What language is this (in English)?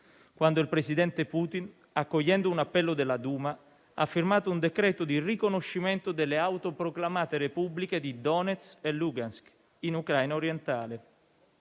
Italian